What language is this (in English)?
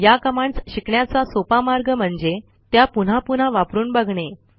Marathi